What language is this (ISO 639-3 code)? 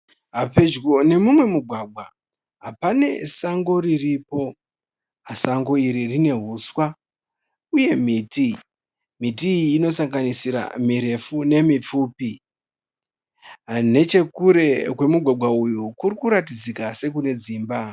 sna